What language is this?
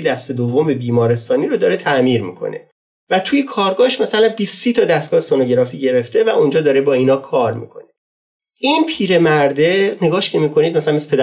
Persian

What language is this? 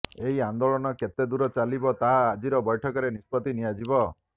Odia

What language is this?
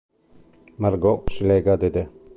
Italian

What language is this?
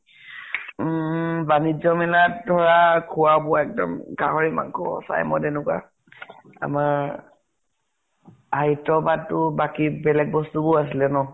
Assamese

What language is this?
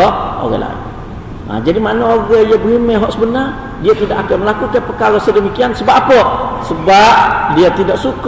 Malay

